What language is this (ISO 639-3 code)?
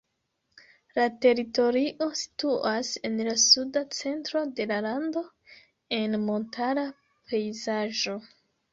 epo